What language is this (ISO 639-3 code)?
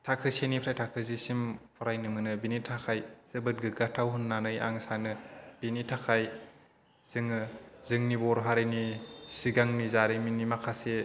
brx